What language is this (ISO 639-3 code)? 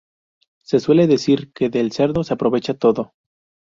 spa